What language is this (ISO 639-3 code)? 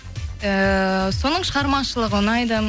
kaz